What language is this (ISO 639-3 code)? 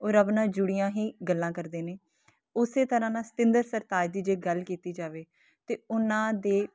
pan